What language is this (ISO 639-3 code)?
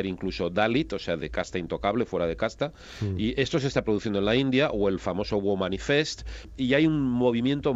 spa